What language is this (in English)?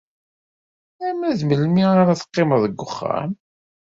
Kabyle